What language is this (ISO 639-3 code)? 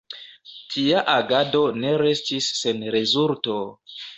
epo